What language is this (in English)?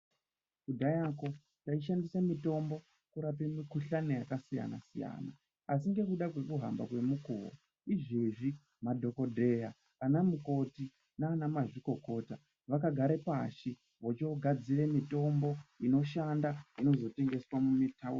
Ndau